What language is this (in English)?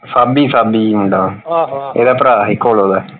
Punjabi